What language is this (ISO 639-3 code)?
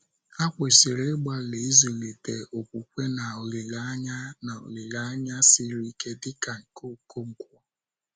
ibo